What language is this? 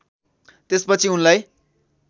Nepali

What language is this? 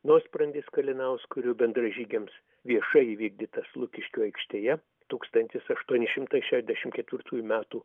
Lithuanian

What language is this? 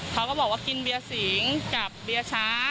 Thai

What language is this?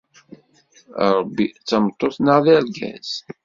Kabyle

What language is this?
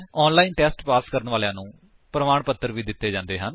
Punjabi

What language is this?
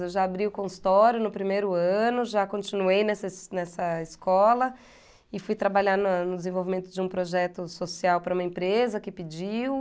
Portuguese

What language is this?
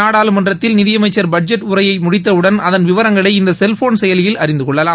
Tamil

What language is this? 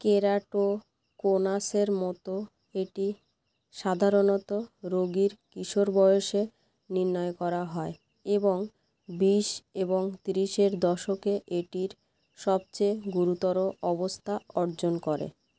Bangla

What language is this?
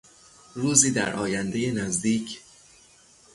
Persian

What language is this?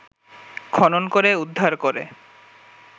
Bangla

